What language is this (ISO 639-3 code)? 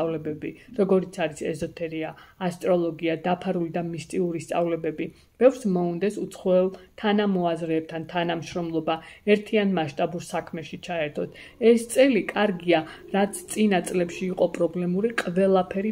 lav